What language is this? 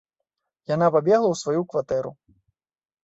Belarusian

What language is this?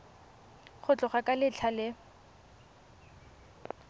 Tswana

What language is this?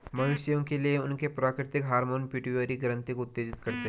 Hindi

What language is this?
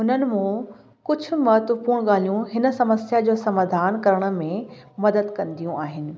Sindhi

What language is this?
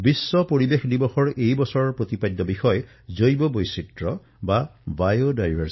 Assamese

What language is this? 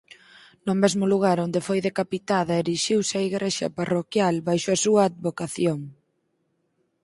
Galician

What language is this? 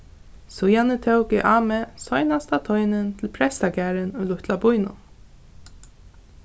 Faroese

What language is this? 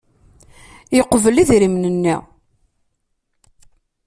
Kabyle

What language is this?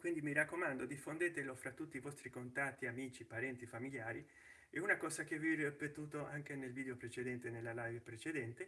Italian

